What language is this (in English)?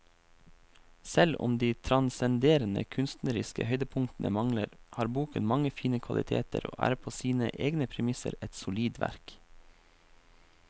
Norwegian